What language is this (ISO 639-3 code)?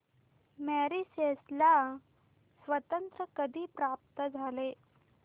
mar